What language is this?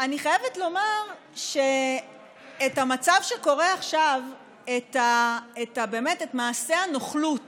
Hebrew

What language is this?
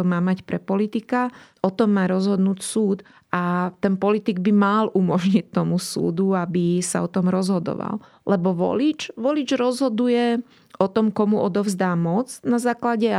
Slovak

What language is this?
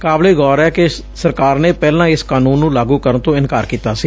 Punjabi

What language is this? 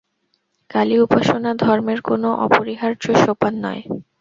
Bangla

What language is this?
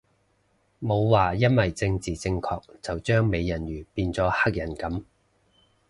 Cantonese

